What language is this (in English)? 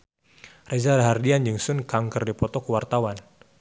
Sundanese